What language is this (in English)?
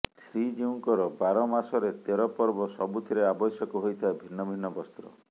Odia